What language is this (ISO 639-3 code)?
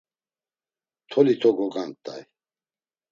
lzz